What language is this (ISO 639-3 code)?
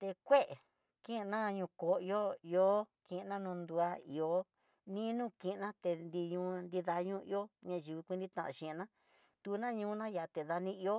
mtx